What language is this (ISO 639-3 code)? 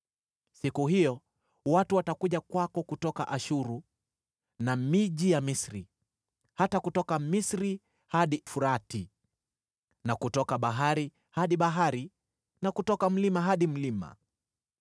swa